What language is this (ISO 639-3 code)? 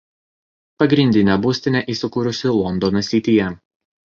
lit